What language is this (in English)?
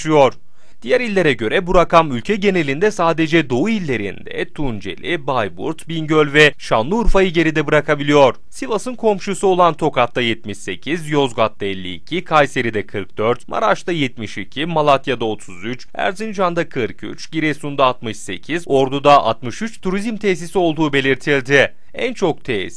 Turkish